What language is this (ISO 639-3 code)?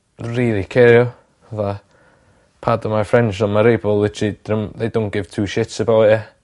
cym